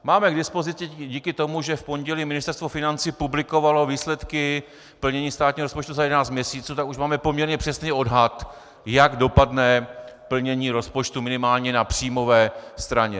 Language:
Czech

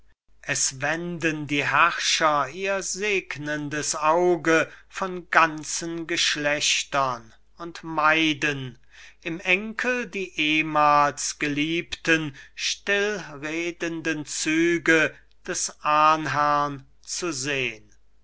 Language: German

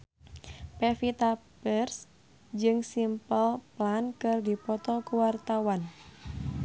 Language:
Sundanese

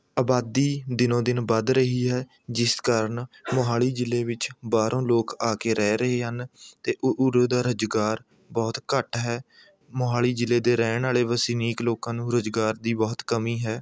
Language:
Punjabi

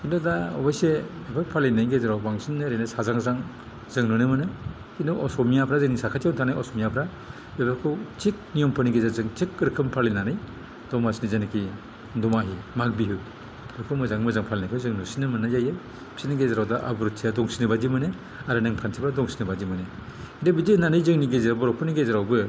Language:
Bodo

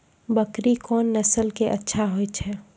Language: Maithili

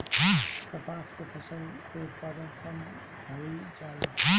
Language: Bhojpuri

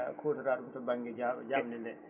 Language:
Fula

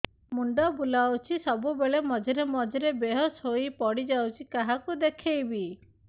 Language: Odia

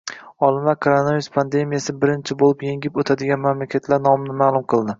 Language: Uzbek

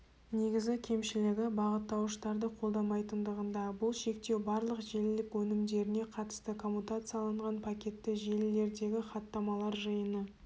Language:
Kazakh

